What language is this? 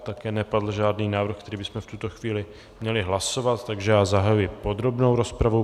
Czech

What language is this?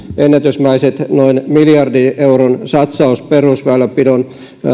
Finnish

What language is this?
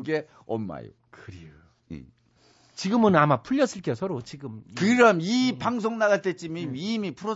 Korean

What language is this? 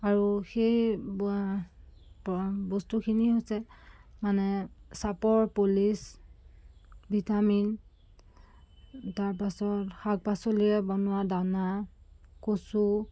Assamese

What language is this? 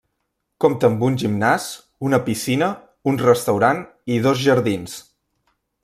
Catalan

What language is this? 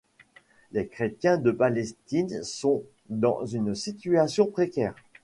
French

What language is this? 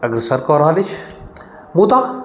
Maithili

